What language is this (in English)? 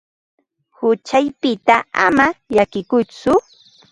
Ambo-Pasco Quechua